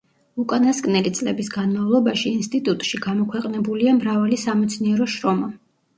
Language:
Georgian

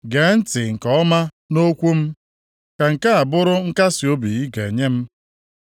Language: Igbo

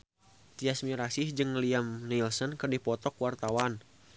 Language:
Sundanese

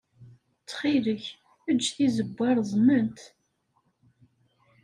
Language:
Kabyle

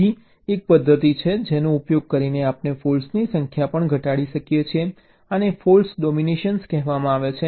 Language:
Gujarati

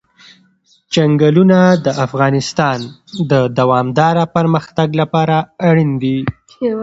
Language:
Pashto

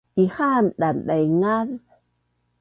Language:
Bunun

